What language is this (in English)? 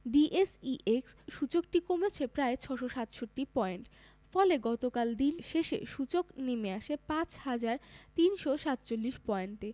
Bangla